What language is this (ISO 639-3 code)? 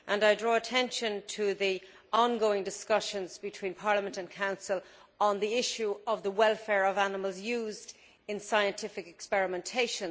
eng